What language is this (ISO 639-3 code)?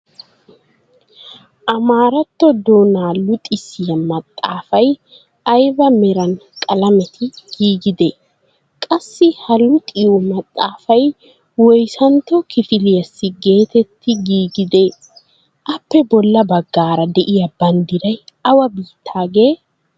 wal